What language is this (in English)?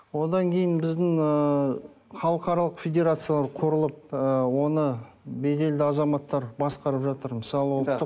Kazakh